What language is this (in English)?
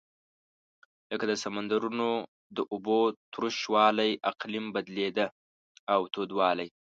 Pashto